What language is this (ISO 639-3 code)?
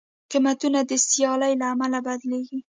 pus